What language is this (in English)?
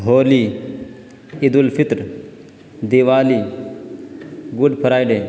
Urdu